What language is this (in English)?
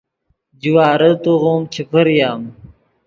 Yidgha